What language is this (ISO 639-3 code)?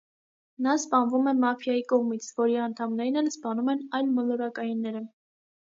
hye